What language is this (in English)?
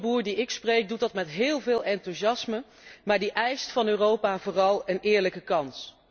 Dutch